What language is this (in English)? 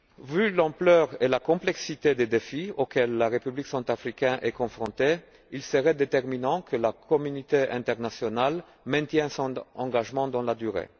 French